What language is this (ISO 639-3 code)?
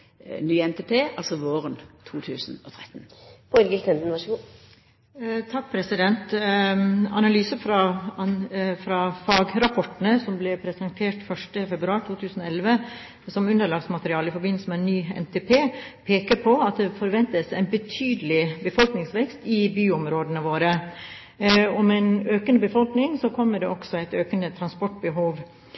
nor